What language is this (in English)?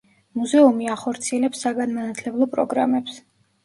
Georgian